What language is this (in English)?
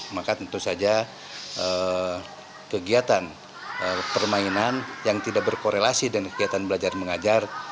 Indonesian